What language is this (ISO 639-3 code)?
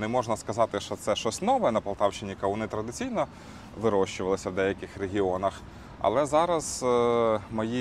ukr